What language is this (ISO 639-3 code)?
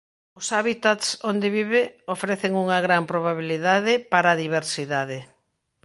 glg